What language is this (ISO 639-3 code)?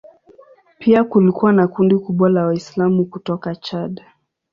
swa